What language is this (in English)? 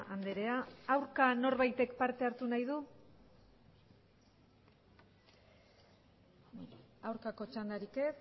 Basque